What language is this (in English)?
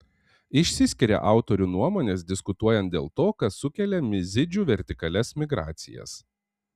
Lithuanian